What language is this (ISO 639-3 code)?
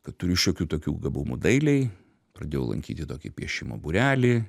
lit